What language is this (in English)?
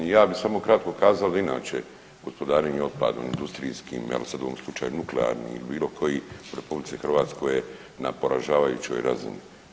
Croatian